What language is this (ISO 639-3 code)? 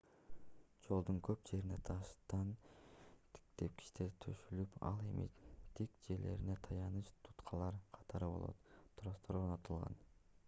kir